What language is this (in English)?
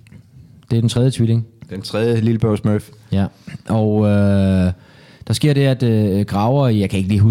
Danish